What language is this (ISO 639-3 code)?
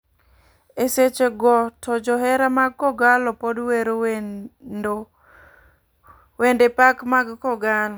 luo